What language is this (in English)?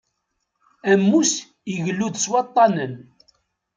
Kabyle